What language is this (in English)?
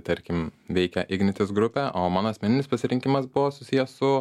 Lithuanian